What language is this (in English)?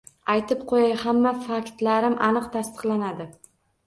Uzbek